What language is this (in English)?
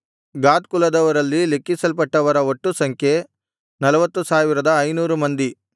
Kannada